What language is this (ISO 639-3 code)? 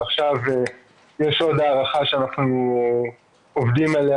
heb